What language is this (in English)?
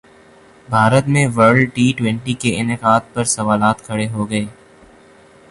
Urdu